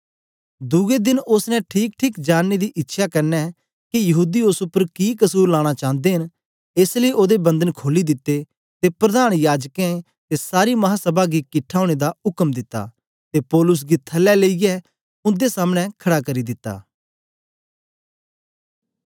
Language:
Dogri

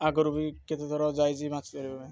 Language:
Odia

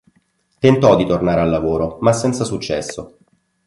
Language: Italian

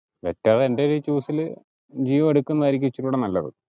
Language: Malayalam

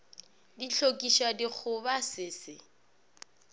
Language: Northern Sotho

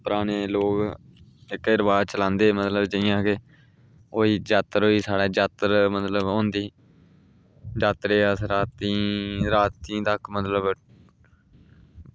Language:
Dogri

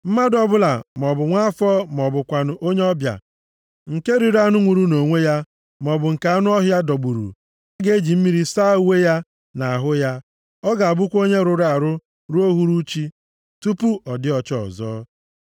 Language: Igbo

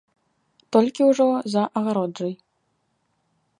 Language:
Belarusian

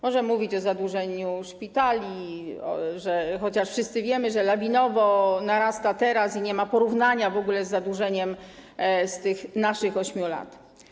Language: Polish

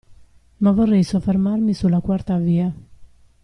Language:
Italian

